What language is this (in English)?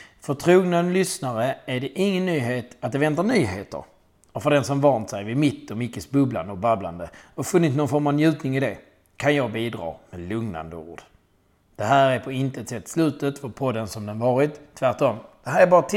Swedish